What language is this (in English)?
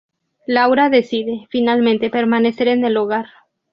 Spanish